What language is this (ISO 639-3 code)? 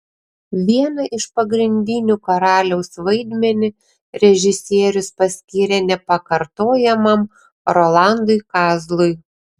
lit